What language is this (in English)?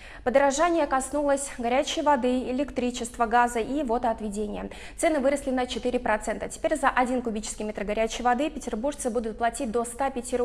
Russian